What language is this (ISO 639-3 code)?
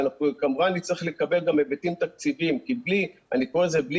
heb